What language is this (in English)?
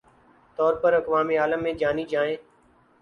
Urdu